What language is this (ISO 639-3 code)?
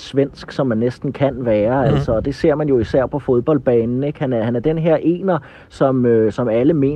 dan